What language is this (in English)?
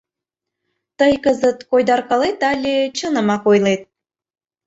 Mari